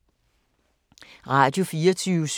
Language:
Danish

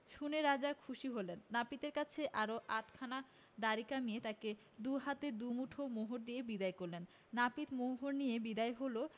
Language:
Bangla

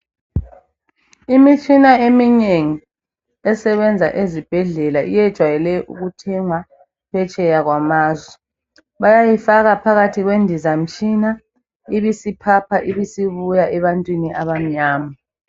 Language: North Ndebele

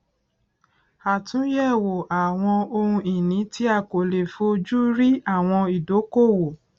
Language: Yoruba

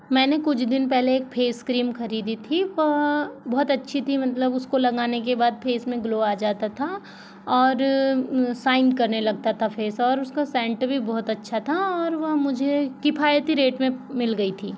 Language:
Hindi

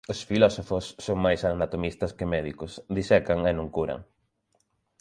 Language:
Galician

